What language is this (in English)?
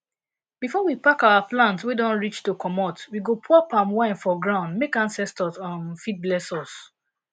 Nigerian Pidgin